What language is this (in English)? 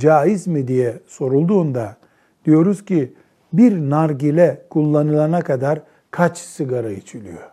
Turkish